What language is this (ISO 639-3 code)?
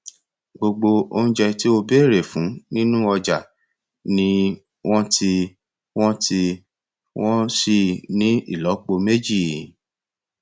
yor